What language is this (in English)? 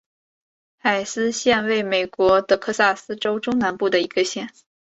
Chinese